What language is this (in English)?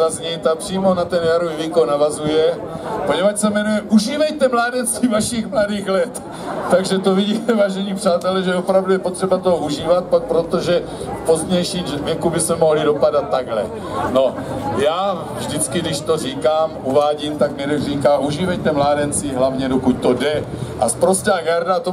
Czech